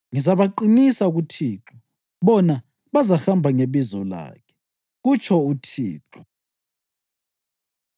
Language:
North Ndebele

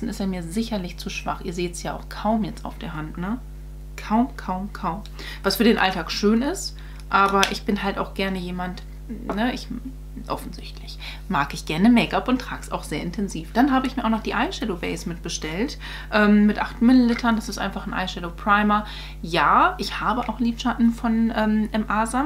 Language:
German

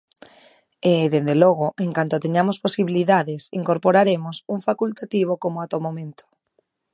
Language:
Galician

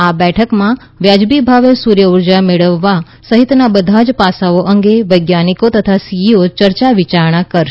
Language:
Gujarati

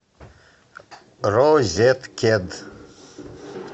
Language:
Russian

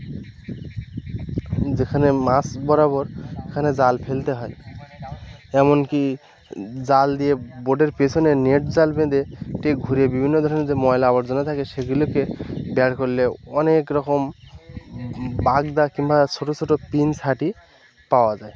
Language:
Bangla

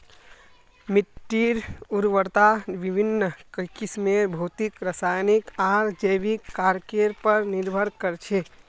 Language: Magahi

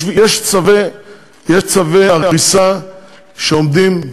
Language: Hebrew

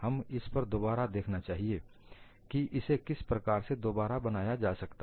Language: Hindi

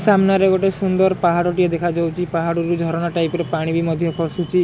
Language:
Odia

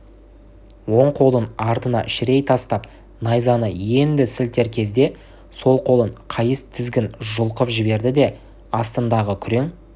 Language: Kazakh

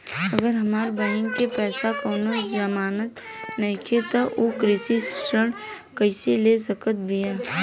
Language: Bhojpuri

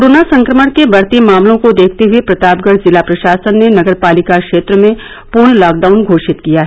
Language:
Hindi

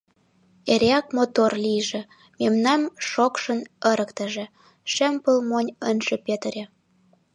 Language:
Mari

